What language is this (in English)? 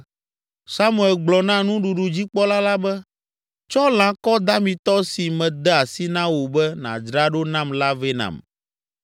Ewe